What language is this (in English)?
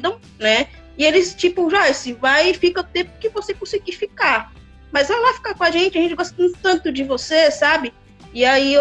Portuguese